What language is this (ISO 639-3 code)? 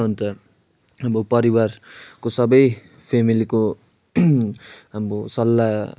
nep